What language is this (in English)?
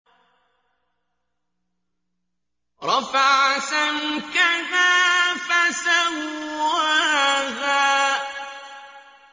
Arabic